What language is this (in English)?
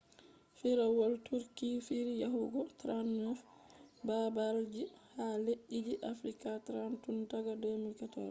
Fula